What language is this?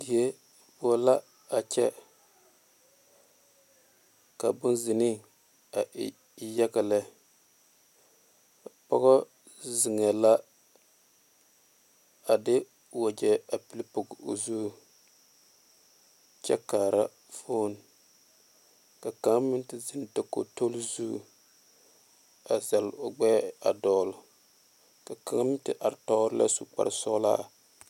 Southern Dagaare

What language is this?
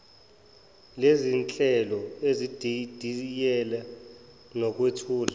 Zulu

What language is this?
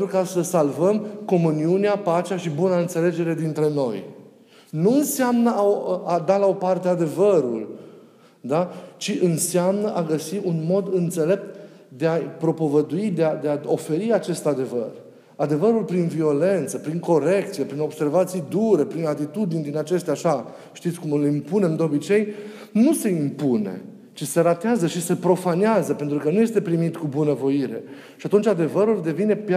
Romanian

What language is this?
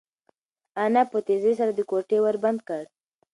Pashto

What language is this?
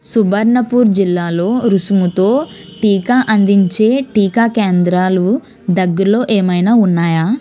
Telugu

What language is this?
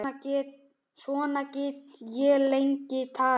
Icelandic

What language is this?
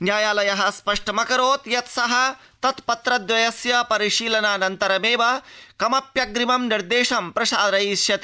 Sanskrit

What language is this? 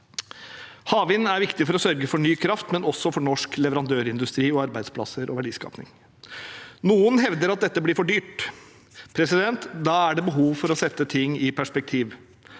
Norwegian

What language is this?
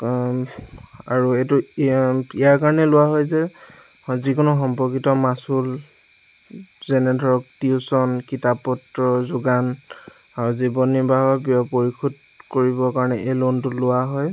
Assamese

